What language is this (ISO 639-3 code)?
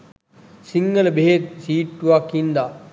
sin